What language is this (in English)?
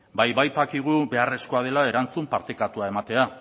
Basque